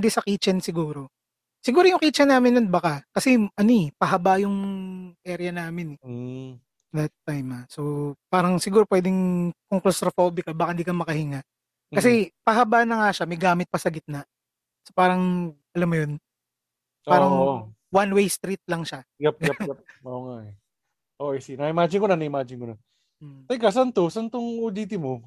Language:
Filipino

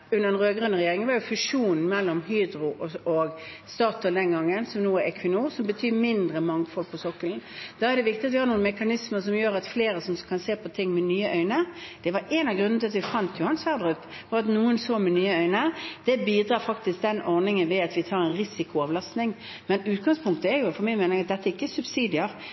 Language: Norwegian Bokmål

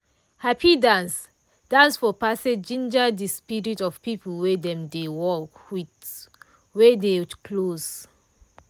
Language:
Nigerian Pidgin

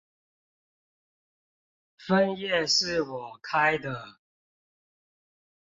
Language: Chinese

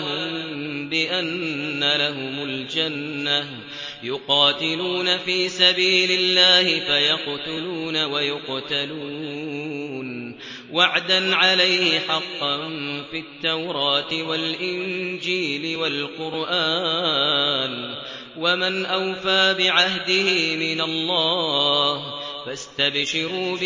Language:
Arabic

